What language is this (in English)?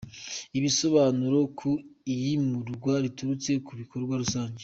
Kinyarwanda